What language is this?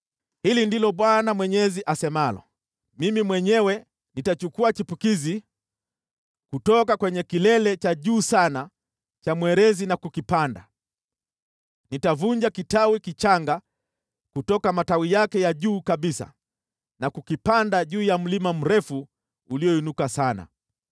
Swahili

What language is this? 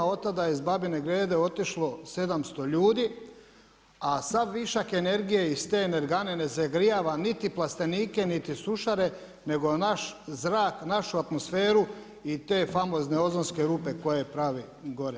Croatian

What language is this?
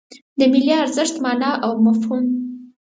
Pashto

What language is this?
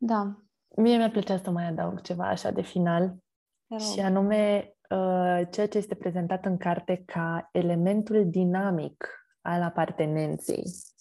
Romanian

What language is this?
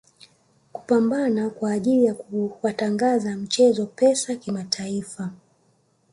Swahili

